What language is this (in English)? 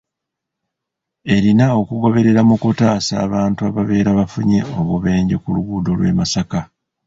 Ganda